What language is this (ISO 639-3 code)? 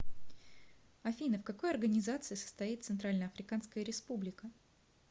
rus